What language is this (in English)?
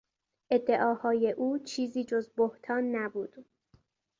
Persian